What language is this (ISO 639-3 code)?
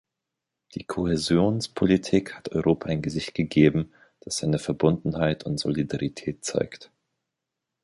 deu